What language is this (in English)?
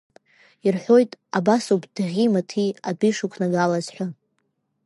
Abkhazian